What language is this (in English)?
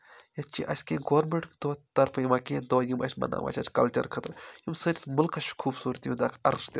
Kashmiri